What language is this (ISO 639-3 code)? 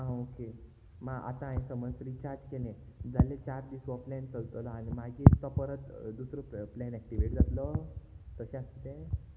kok